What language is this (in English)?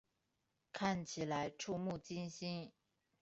Chinese